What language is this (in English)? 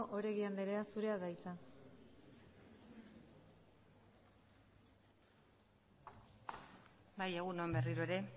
Basque